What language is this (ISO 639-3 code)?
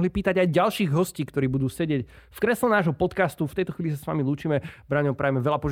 slk